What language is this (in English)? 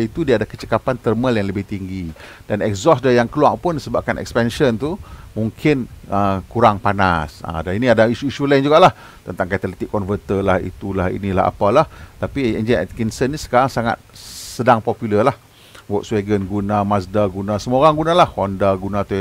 Malay